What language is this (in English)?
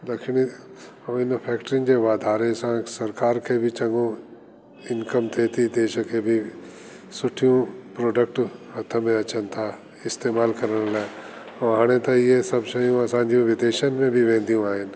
Sindhi